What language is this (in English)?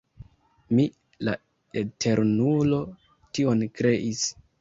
Esperanto